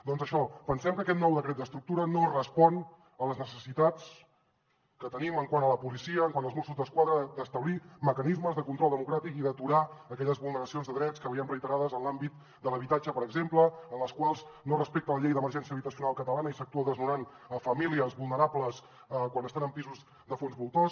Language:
Catalan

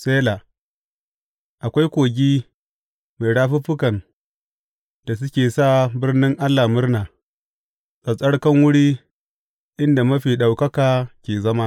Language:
Hausa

